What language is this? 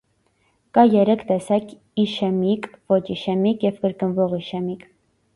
Armenian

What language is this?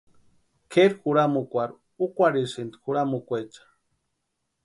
Western Highland Purepecha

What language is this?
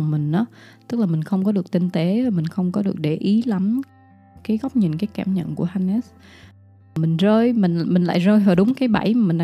Vietnamese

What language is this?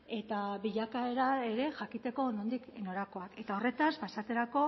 Basque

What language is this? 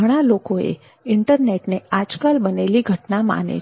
Gujarati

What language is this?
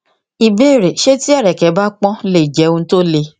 Yoruba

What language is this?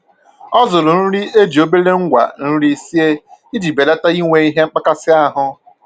Igbo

